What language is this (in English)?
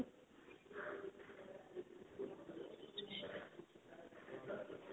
Punjabi